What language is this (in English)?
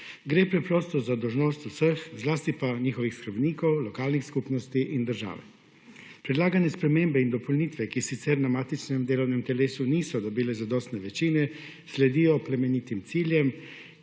Slovenian